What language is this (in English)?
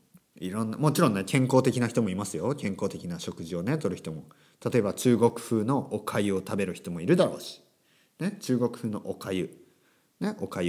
Japanese